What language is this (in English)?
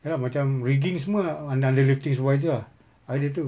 English